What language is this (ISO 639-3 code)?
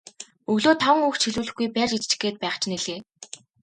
mon